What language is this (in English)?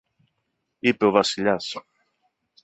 Greek